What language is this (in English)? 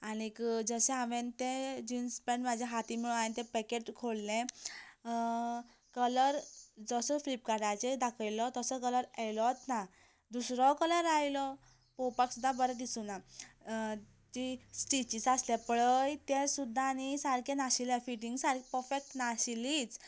Konkani